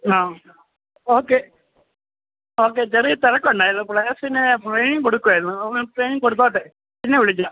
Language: Malayalam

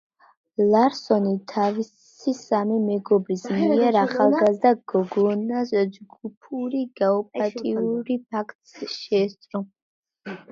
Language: Georgian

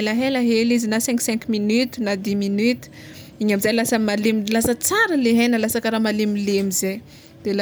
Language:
Tsimihety Malagasy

